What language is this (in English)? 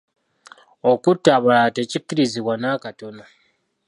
Ganda